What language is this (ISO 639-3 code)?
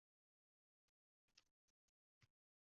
uzb